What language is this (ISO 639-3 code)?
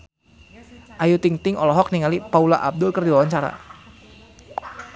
sun